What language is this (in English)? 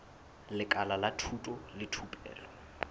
Southern Sotho